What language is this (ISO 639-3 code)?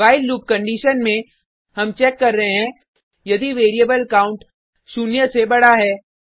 hin